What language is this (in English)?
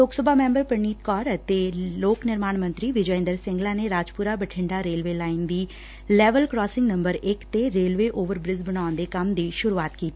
Punjabi